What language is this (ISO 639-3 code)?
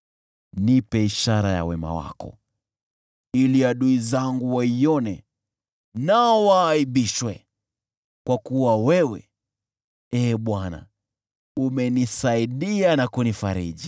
swa